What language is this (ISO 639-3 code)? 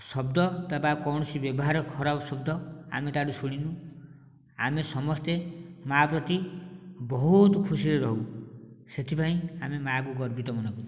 ori